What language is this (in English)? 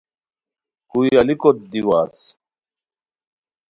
Khowar